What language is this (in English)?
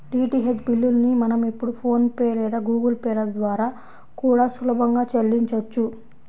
Telugu